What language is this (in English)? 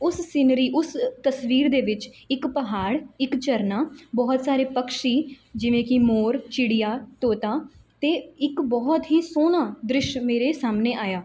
Punjabi